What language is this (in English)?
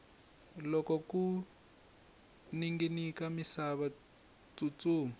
Tsonga